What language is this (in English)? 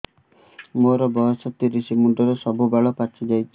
Odia